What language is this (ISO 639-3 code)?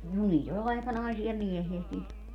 fin